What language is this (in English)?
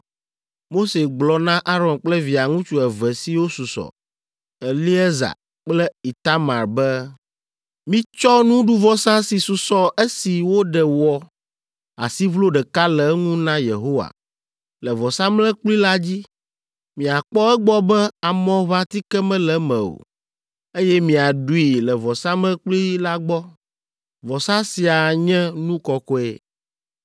Ewe